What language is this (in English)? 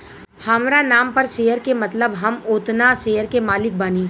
Bhojpuri